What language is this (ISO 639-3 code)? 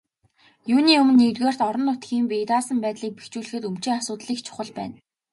mon